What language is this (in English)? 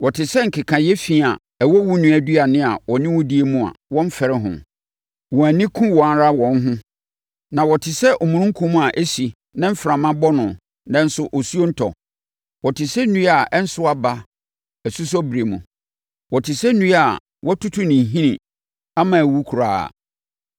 Akan